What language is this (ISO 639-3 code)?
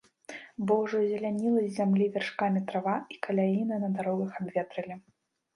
bel